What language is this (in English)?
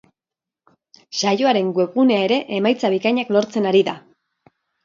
Basque